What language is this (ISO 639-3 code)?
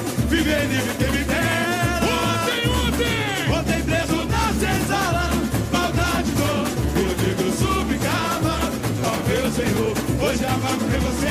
por